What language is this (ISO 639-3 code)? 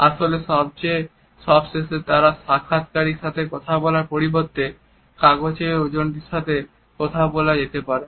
ben